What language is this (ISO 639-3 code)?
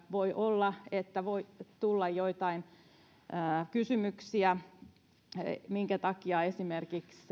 fin